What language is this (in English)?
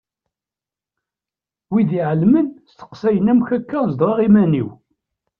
Kabyle